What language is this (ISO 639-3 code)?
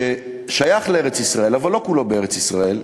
heb